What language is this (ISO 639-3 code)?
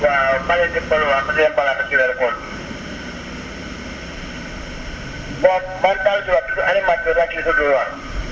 wol